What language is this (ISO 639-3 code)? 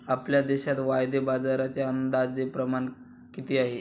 mar